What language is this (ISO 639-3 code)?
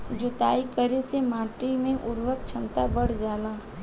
bho